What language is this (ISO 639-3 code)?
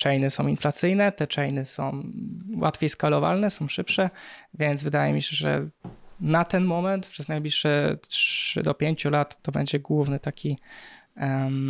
pol